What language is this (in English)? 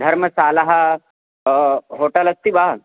Sanskrit